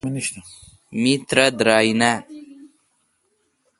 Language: Kalkoti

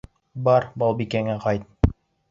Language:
Bashkir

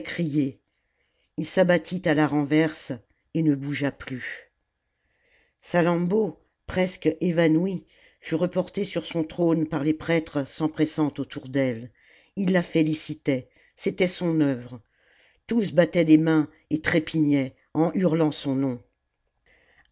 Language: French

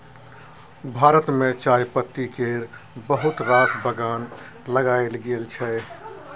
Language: Maithili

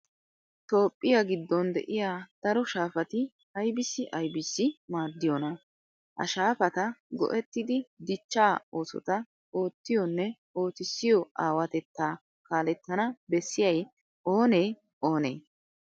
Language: Wolaytta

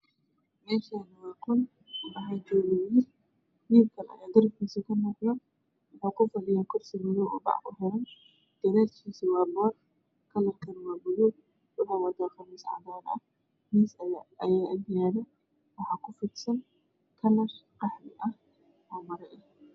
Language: Somali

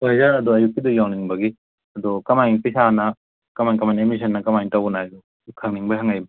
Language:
Manipuri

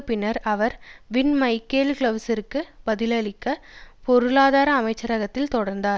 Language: Tamil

